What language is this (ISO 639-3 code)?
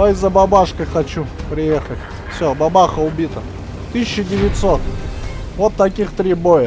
rus